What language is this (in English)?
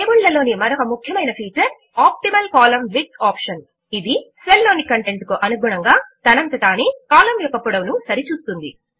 Telugu